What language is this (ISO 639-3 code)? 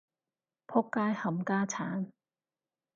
yue